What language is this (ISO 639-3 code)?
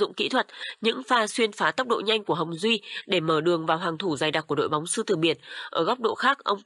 vie